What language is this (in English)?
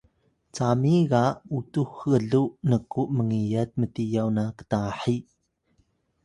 Atayal